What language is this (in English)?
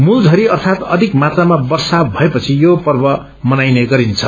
Nepali